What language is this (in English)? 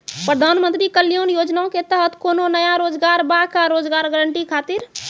Maithili